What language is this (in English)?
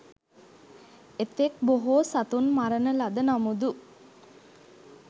Sinhala